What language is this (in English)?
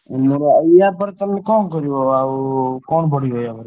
Odia